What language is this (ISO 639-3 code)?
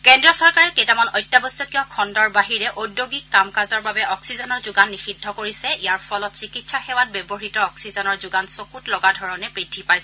asm